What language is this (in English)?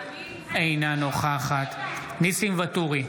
Hebrew